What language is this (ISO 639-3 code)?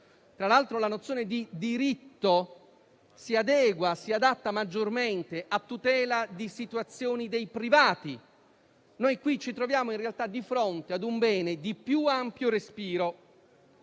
ita